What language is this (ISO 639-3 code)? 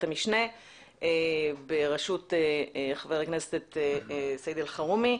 heb